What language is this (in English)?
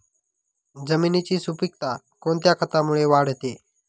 Marathi